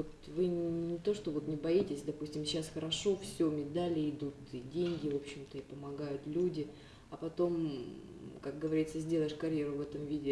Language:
Russian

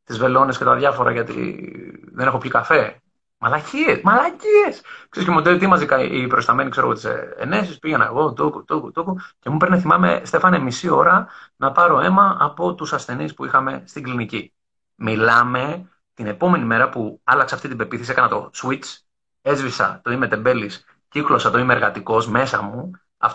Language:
Greek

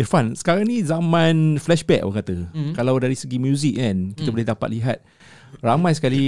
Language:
Malay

